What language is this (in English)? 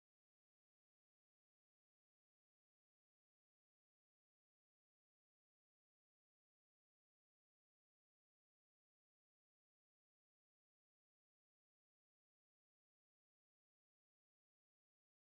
German